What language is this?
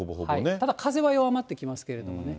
Japanese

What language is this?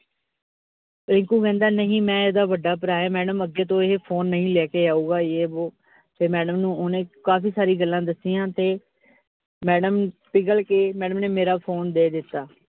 Punjabi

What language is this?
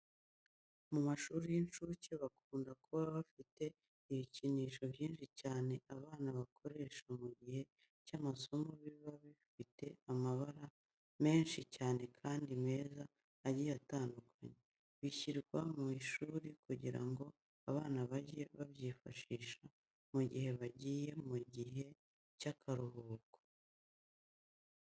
Kinyarwanda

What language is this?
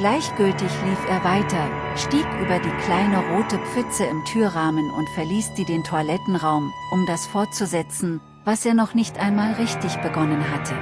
German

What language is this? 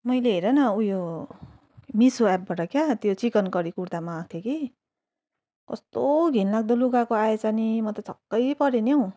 Nepali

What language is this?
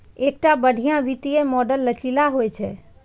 Maithili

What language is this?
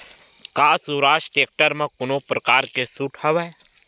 Chhattisgarhi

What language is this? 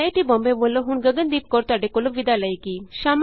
Punjabi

